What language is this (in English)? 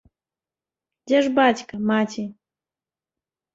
Belarusian